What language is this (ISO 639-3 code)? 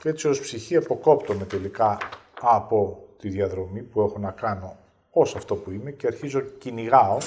ell